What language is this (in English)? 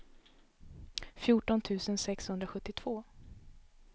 Swedish